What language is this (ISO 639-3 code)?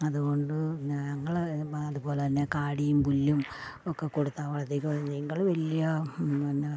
mal